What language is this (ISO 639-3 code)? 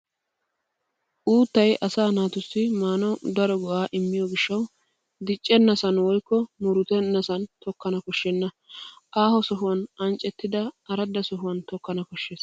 wal